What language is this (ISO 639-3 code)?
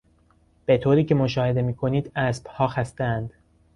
fas